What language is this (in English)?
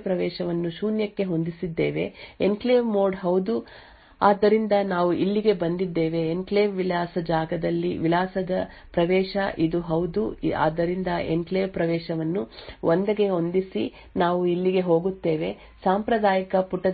Kannada